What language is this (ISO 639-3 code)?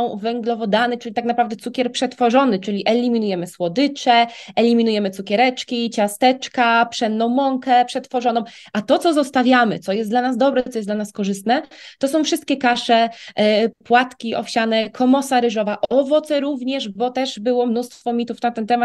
pol